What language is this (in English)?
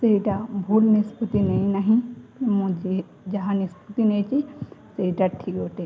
Odia